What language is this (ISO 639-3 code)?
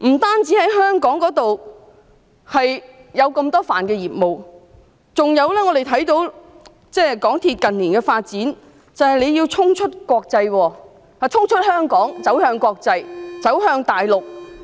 yue